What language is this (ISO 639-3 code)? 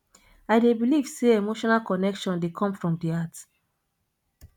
pcm